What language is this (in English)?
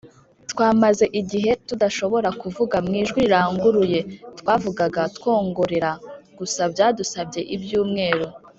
Kinyarwanda